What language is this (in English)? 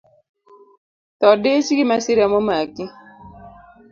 Luo (Kenya and Tanzania)